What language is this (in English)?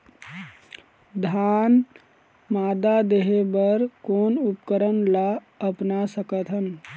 Chhattisgarhi